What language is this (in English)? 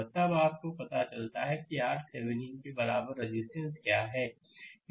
Hindi